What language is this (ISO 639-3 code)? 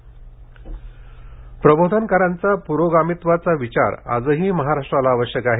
mar